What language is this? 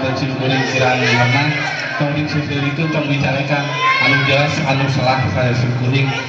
Indonesian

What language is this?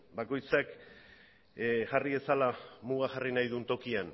Basque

